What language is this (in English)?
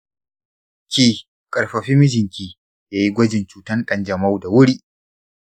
Hausa